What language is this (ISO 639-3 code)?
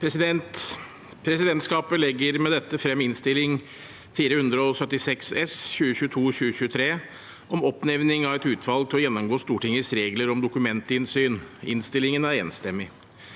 nor